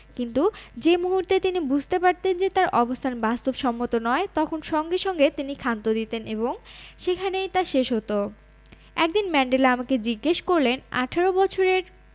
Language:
Bangla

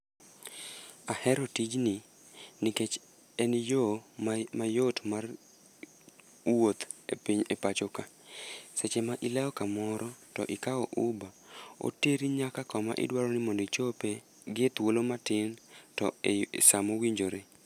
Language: Luo (Kenya and Tanzania)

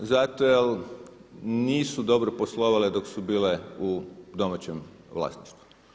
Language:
Croatian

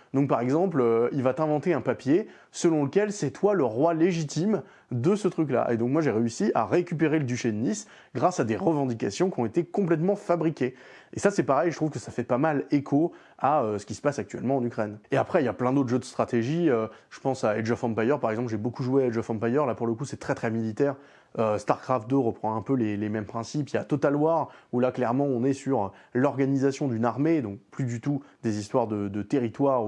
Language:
French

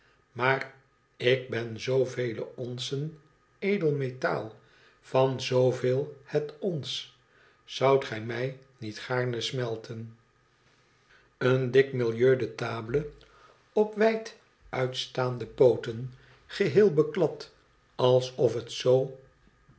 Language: Dutch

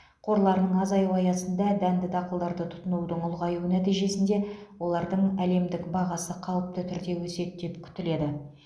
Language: Kazakh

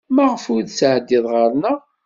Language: Kabyle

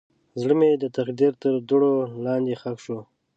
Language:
Pashto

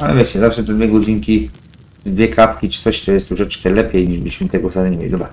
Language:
Polish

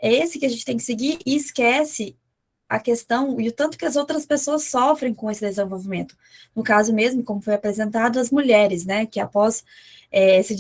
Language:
Portuguese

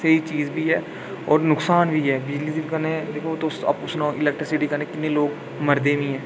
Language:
Dogri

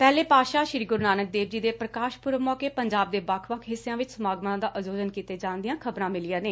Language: Punjabi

